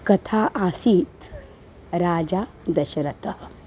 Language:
Sanskrit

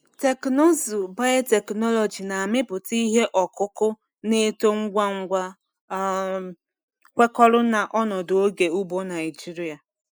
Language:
Igbo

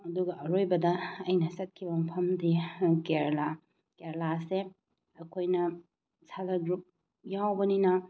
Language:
Manipuri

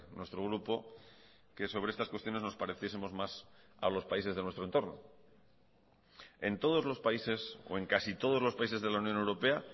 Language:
Spanish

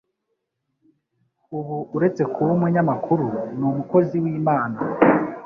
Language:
Kinyarwanda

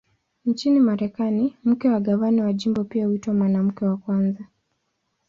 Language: Swahili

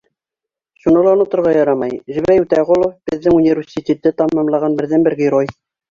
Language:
Bashkir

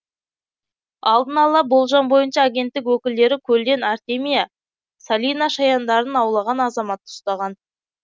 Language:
Kazakh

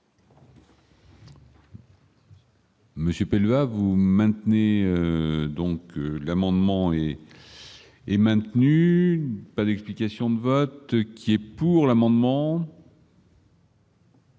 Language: French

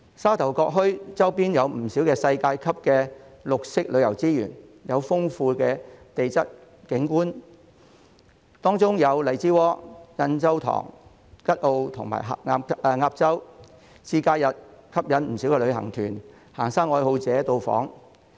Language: Cantonese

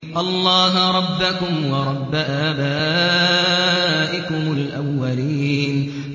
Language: Arabic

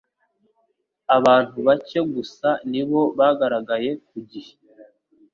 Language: Kinyarwanda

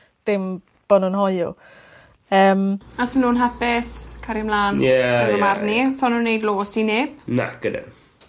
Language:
Welsh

